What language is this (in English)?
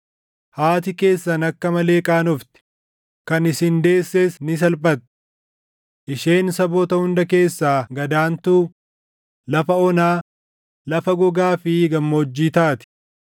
Oromo